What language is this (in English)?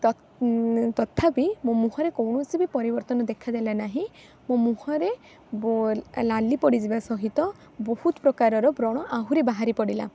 Odia